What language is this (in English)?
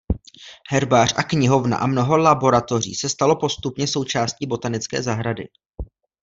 Czech